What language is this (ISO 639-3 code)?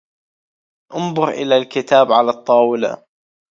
ara